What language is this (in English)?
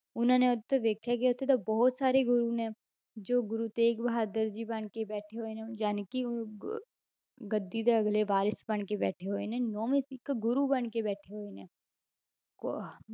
Punjabi